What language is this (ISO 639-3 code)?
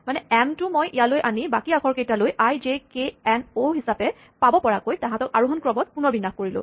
asm